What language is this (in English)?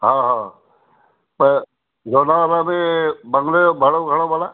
Sindhi